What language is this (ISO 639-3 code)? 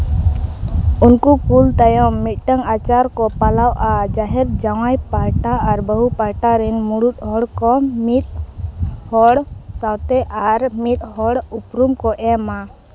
sat